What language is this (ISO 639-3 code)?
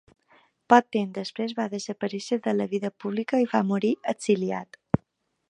cat